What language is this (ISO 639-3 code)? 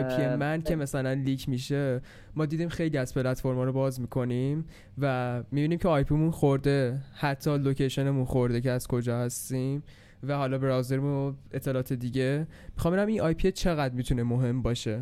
fas